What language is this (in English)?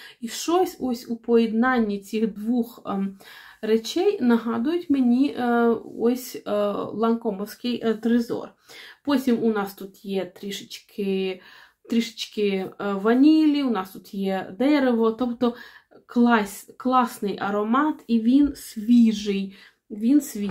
Ukrainian